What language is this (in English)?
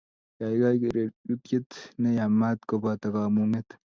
Kalenjin